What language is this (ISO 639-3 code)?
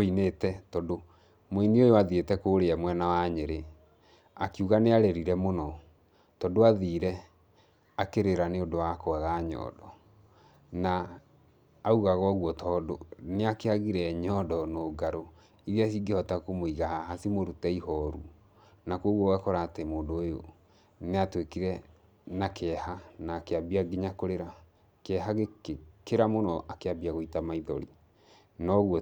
kik